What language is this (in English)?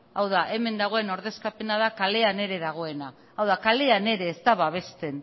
Basque